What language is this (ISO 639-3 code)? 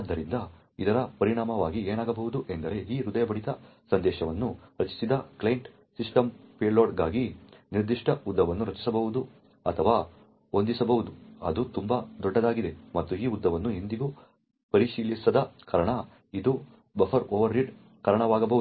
kan